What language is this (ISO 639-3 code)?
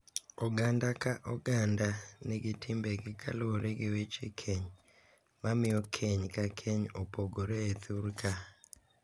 luo